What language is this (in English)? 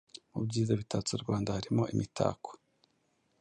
Kinyarwanda